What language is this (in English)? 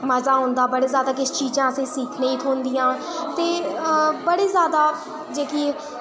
Dogri